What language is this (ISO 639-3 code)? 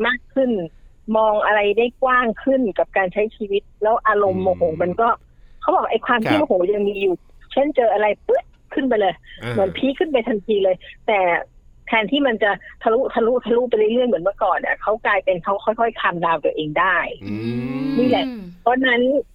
tha